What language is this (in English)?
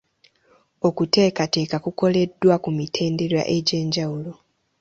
Ganda